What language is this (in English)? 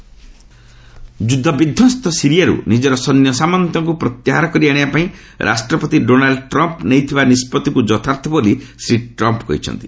Odia